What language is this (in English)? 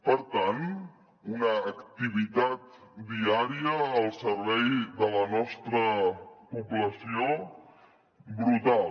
Catalan